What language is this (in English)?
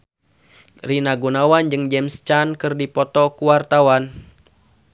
Sundanese